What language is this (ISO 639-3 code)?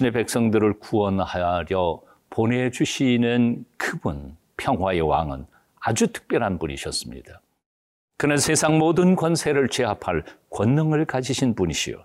kor